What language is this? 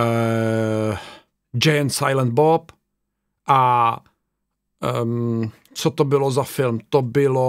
Czech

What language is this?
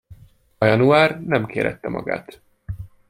Hungarian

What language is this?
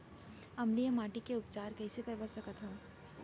Chhattisgarhi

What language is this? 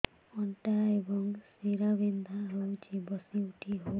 Odia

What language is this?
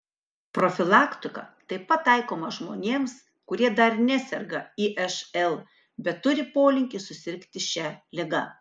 Lithuanian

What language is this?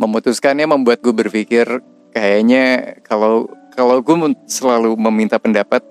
Indonesian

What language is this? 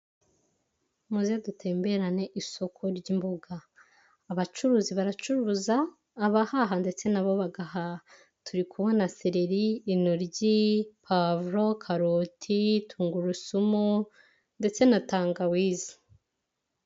Kinyarwanda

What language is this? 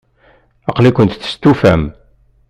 Kabyle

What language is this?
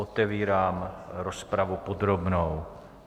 Czech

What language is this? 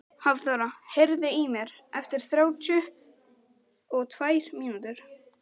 Icelandic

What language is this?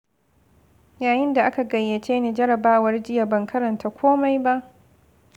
Hausa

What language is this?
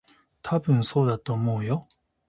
Japanese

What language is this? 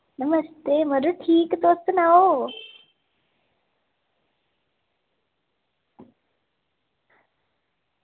Dogri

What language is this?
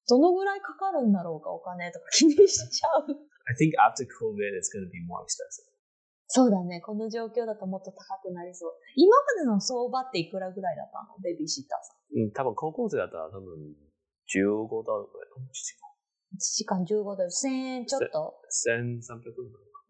Japanese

